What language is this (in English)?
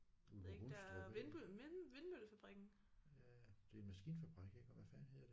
Danish